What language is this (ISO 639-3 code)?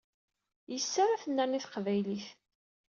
kab